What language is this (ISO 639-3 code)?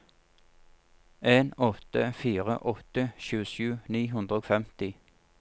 nor